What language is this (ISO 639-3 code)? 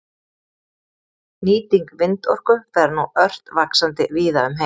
isl